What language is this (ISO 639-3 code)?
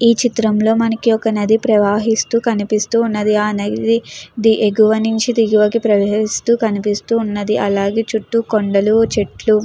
tel